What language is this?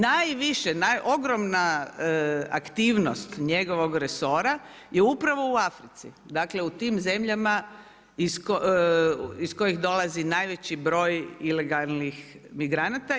Croatian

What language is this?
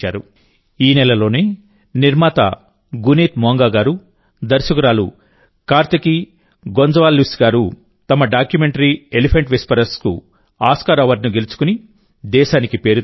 Telugu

